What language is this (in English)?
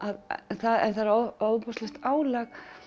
Icelandic